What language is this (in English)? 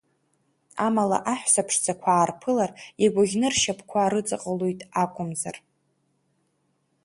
Abkhazian